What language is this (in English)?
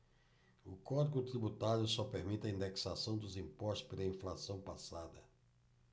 Portuguese